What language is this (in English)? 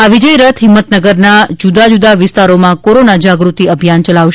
Gujarati